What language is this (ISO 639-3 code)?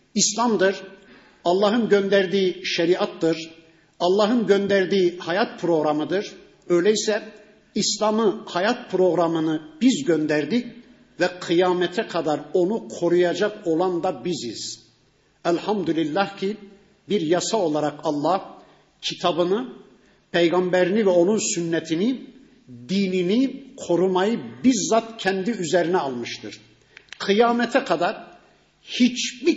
tur